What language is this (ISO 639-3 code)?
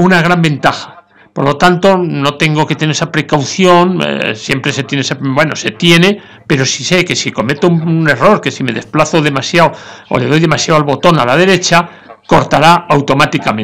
spa